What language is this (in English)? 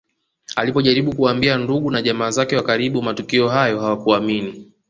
Swahili